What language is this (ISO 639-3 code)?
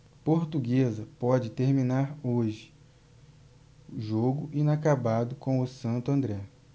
por